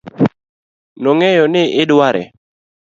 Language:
Luo (Kenya and Tanzania)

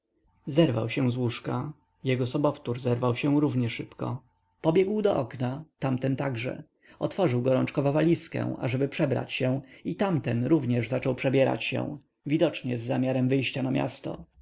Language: Polish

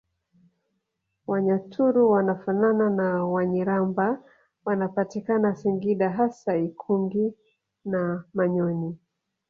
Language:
Swahili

